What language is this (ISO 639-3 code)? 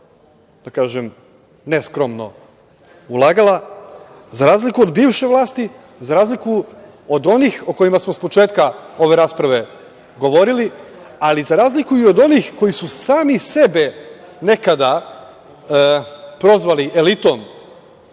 srp